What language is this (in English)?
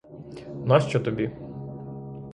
Ukrainian